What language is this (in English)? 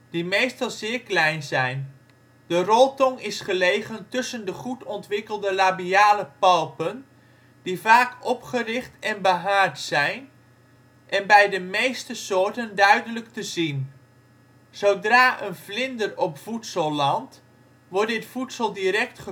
Dutch